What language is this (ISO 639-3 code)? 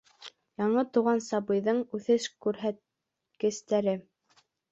bak